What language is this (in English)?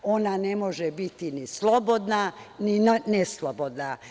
Serbian